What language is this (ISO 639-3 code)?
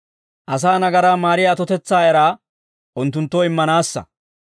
dwr